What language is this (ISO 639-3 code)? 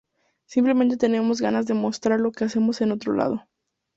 spa